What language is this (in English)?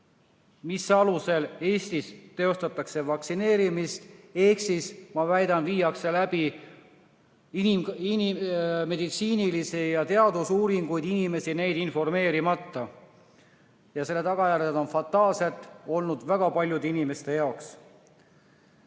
Estonian